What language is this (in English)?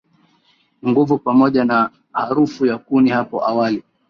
Swahili